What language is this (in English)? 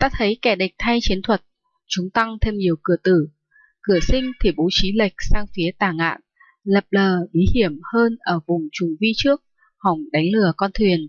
Vietnamese